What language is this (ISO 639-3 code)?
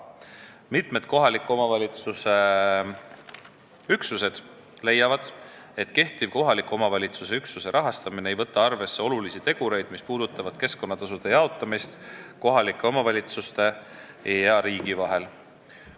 est